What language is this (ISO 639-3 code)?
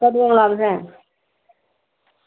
doi